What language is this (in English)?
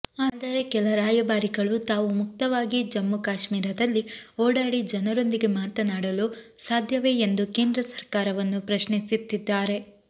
Kannada